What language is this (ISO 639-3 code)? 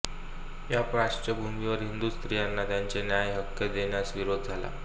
mar